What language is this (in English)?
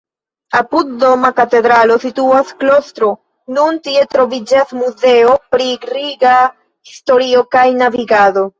Esperanto